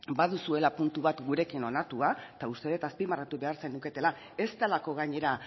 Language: Basque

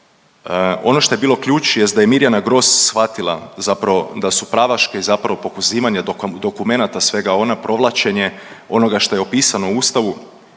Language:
Croatian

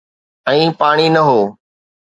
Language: Sindhi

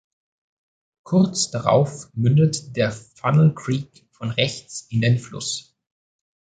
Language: German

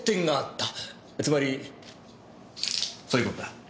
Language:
Japanese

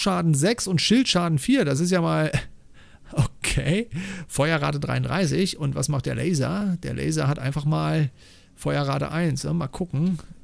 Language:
German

